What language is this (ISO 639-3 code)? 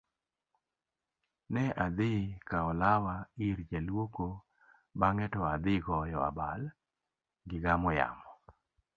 luo